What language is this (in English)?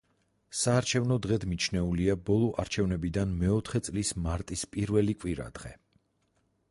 Georgian